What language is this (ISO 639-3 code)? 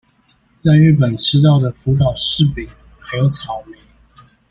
zho